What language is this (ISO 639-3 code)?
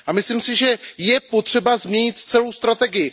ces